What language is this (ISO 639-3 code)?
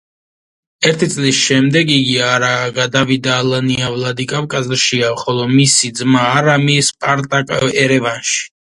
kat